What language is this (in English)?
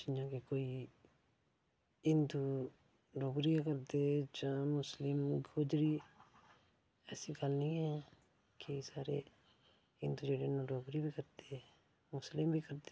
Dogri